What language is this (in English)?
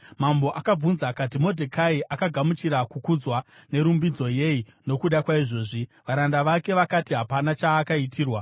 Shona